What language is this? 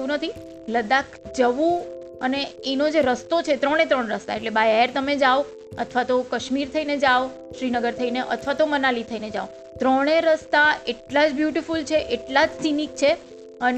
Gujarati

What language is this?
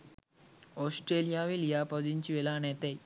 Sinhala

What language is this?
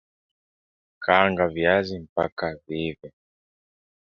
Swahili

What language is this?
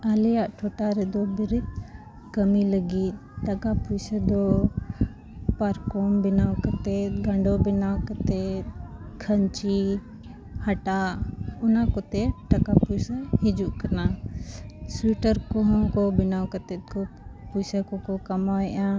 Santali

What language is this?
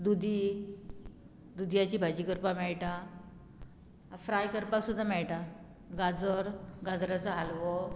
Konkani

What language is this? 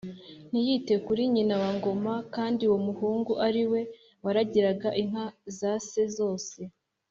Kinyarwanda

